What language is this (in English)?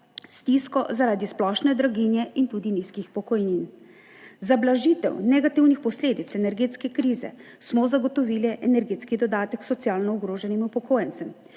Slovenian